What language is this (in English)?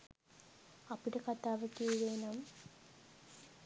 Sinhala